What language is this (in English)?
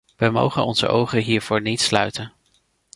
Dutch